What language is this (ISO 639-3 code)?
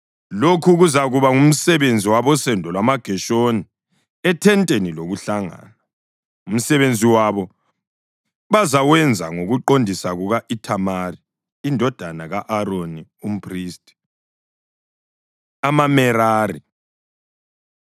nde